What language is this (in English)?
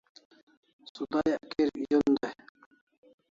Kalasha